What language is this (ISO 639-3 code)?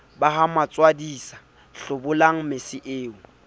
sot